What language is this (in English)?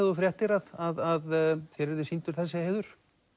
Icelandic